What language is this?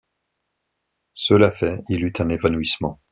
French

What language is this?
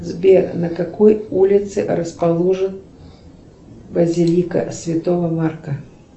Russian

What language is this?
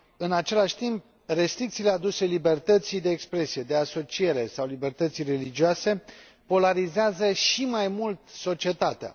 Romanian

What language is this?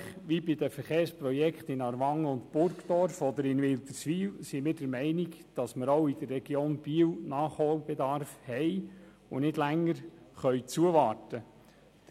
Swiss German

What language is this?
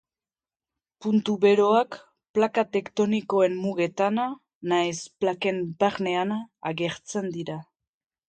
Basque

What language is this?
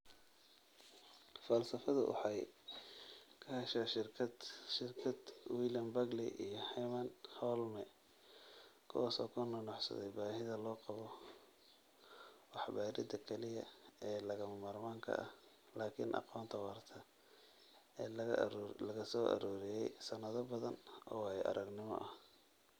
Somali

